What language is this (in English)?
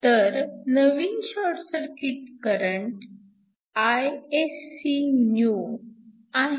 Marathi